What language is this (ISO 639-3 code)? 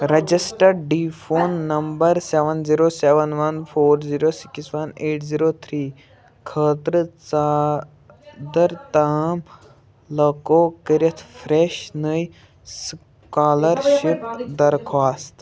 kas